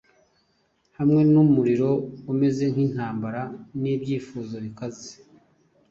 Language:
Kinyarwanda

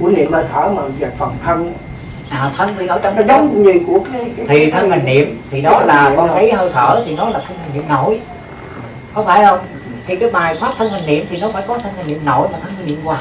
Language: Vietnamese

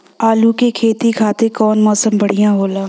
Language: Bhojpuri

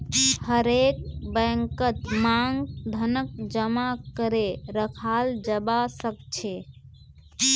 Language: Magahi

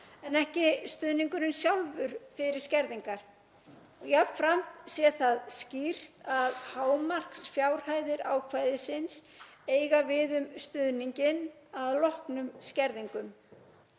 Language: Icelandic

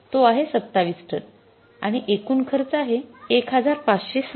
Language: Marathi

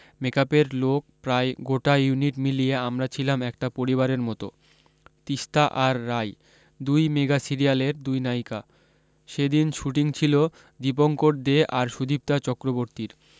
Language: Bangla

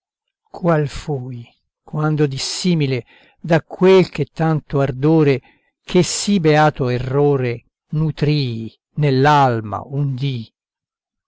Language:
Italian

